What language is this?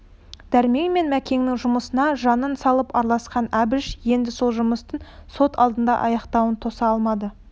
Kazakh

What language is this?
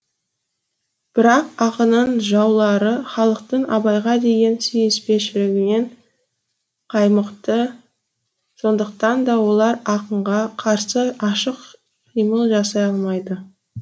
Kazakh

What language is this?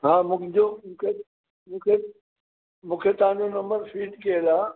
Sindhi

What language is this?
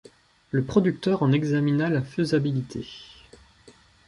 French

